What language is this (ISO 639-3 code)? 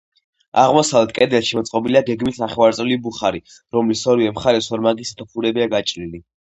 kat